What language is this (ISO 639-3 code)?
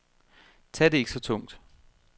dan